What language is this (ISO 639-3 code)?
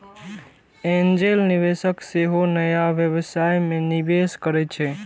mai